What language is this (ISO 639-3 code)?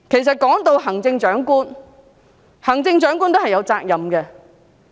yue